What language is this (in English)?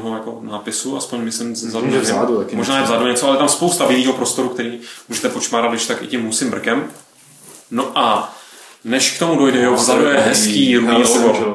Czech